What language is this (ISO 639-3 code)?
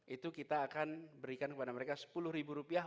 ind